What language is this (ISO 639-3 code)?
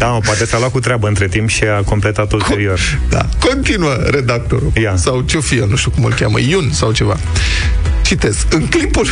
ron